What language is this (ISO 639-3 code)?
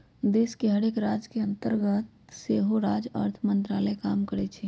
mag